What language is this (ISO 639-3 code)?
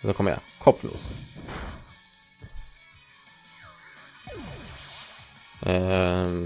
deu